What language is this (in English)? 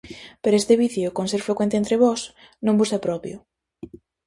Galician